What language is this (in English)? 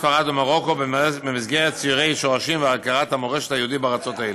Hebrew